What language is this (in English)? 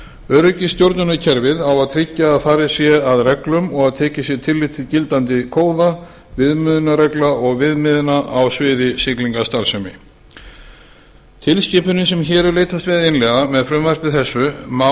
Icelandic